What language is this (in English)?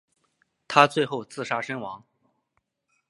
Chinese